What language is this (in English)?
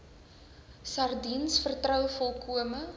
Afrikaans